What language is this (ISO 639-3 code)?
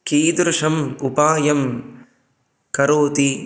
san